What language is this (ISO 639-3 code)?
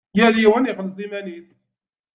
kab